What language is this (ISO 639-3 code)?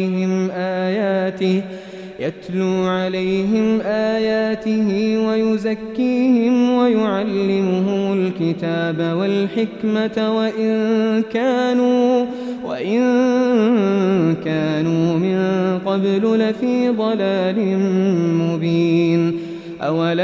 ara